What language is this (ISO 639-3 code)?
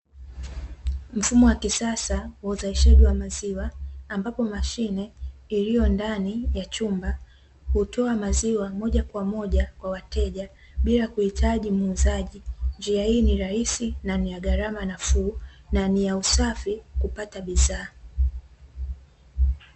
swa